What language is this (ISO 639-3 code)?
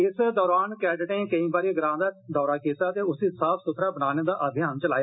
doi